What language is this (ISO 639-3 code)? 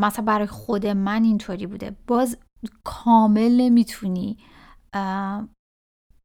fas